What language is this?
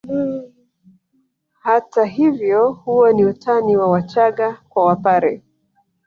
Swahili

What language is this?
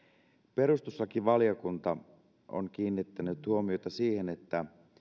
Finnish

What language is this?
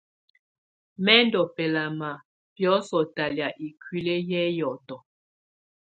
Tunen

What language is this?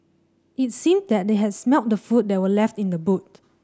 English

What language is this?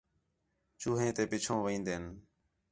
Khetrani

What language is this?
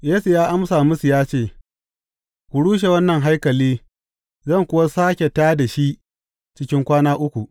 Hausa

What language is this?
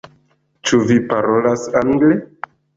Esperanto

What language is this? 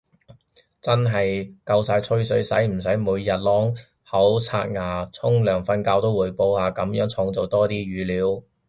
Cantonese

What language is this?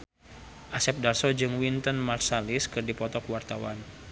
Sundanese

